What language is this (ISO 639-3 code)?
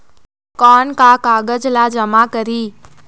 hne